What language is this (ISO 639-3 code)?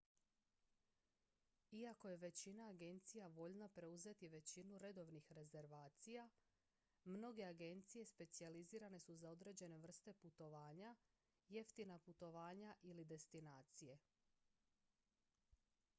hrv